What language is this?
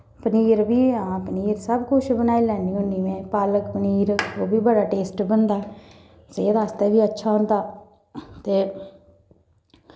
Dogri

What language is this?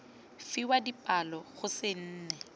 Tswana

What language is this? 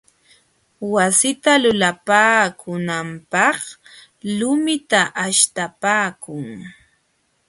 Jauja Wanca Quechua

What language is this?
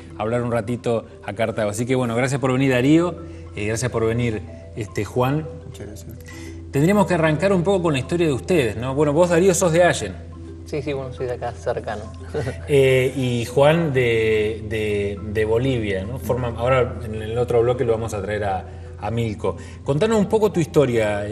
Spanish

